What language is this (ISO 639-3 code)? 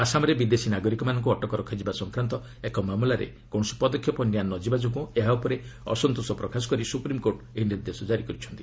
ori